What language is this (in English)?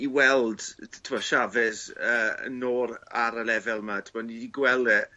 Welsh